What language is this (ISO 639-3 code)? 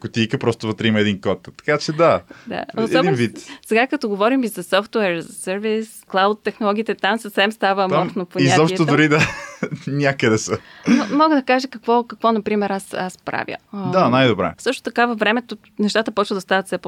bul